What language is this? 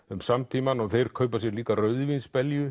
Icelandic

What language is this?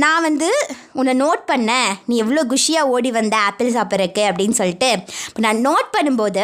Tamil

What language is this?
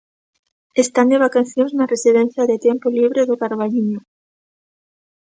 Galician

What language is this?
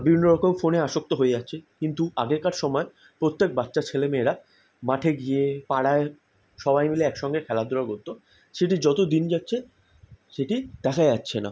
Bangla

